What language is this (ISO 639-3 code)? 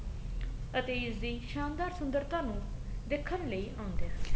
pan